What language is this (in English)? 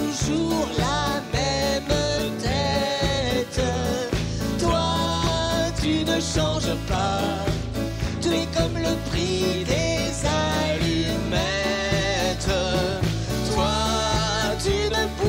French